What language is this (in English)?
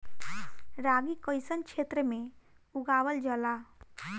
Bhojpuri